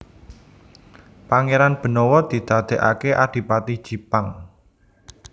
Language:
Javanese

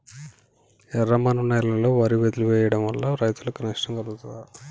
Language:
Telugu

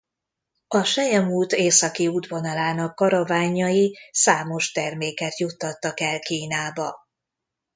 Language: Hungarian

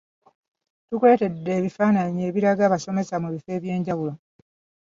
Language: Ganda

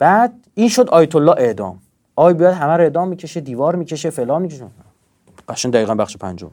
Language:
Persian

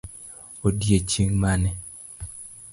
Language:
Luo (Kenya and Tanzania)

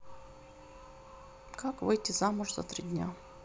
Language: Russian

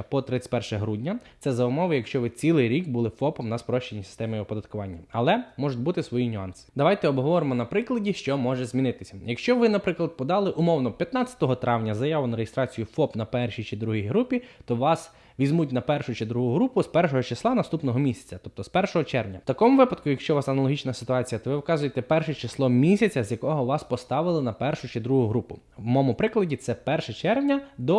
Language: Ukrainian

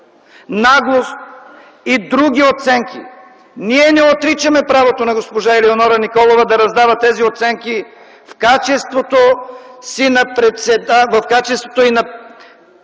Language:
Bulgarian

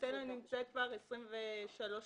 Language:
Hebrew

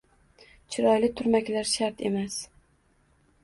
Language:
Uzbek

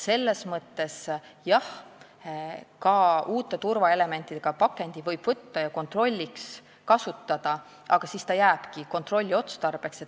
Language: Estonian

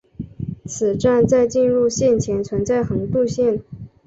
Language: Chinese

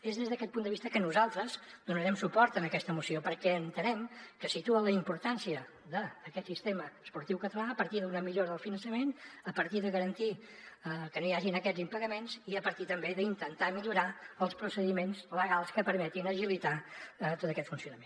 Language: Catalan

